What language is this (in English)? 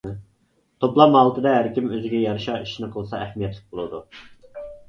Uyghur